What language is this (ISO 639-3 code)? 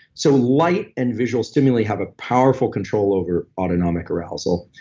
eng